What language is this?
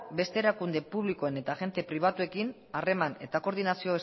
Basque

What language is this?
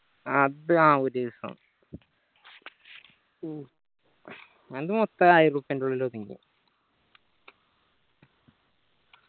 Malayalam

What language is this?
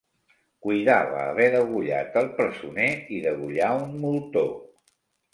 Catalan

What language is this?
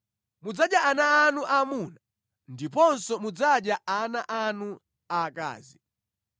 Nyanja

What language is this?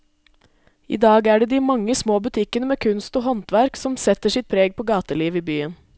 Norwegian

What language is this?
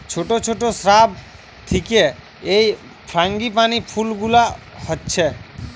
Bangla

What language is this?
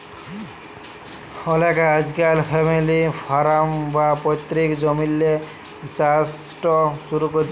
Bangla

